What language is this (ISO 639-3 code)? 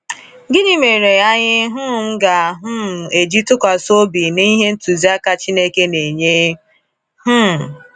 ibo